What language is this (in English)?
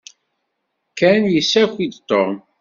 Kabyle